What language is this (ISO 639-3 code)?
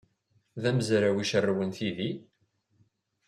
kab